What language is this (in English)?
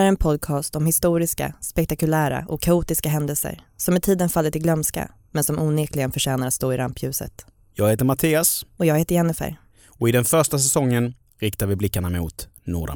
Swedish